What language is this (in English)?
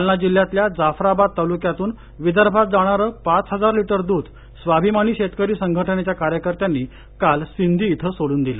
Marathi